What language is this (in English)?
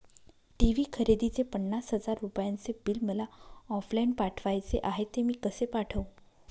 Marathi